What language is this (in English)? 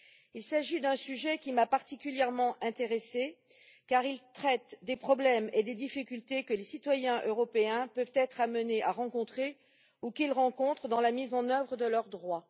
French